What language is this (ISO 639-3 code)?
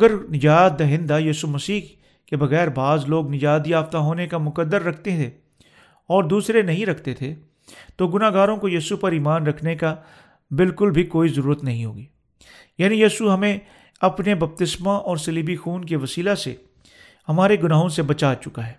urd